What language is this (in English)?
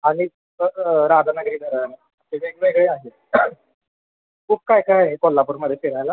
Marathi